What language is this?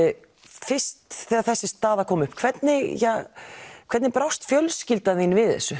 Icelandic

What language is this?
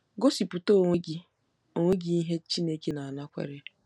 Igbo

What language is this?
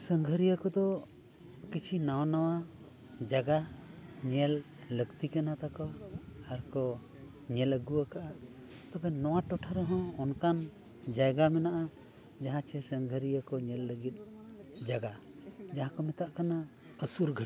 Santali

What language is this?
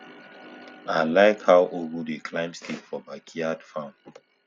Nigerian Pidgin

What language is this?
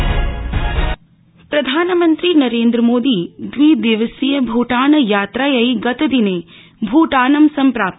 Sanskrit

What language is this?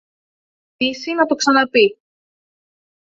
Greek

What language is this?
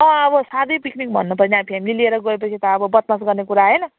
Nepali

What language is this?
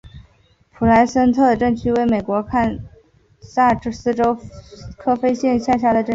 Chinese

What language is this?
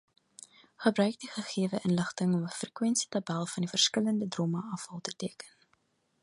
Afrikaans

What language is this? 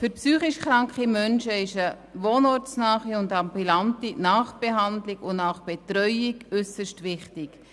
Swiss German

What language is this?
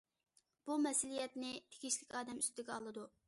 Uyghur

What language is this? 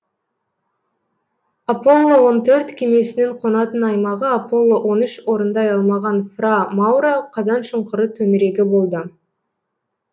Kazakh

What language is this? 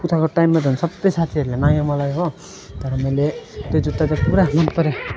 Nepali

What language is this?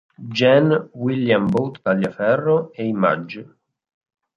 Italian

